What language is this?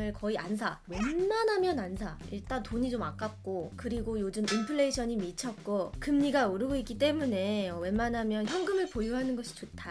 Korean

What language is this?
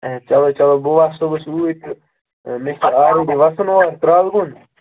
Kashmiri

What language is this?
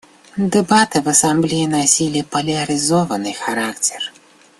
Russian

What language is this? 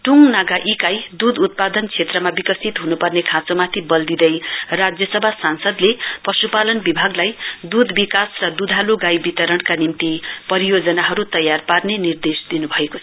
Nepali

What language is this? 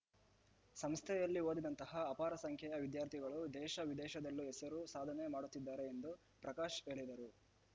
Kannada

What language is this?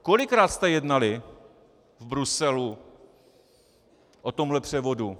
Czech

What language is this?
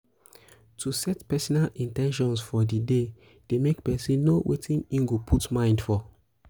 Nigerian Pidgin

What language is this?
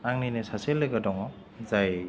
Bodo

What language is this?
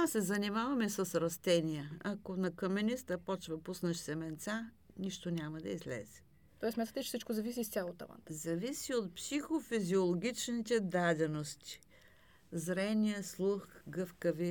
Bulgarian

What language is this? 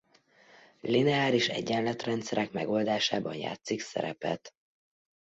Hungarian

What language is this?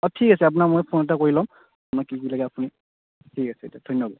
Assamese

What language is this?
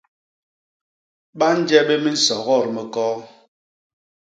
Basaa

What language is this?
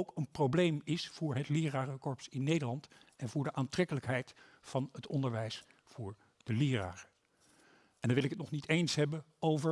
Dutch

